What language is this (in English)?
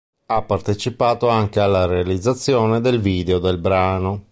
Italian